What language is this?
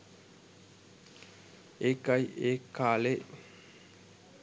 Sinhala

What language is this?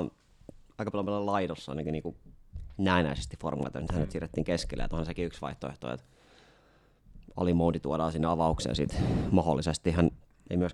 Finnish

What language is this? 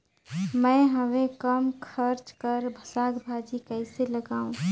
Chhattisgarhi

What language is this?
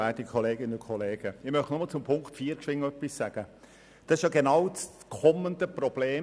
Swiss German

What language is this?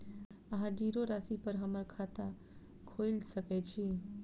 Maithili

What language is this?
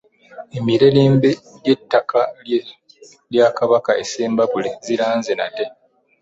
Ganda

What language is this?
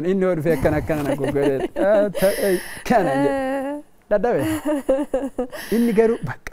Arabic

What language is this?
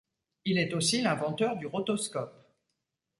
French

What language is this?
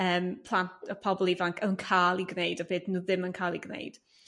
Welsh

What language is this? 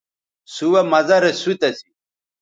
Bateri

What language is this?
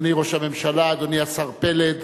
Hebrew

